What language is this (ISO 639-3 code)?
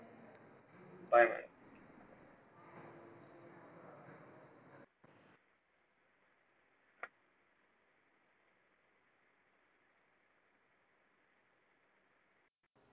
mar